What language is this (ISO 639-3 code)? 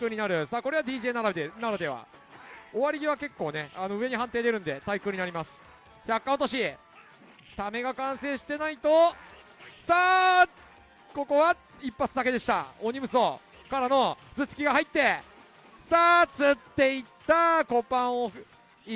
jpn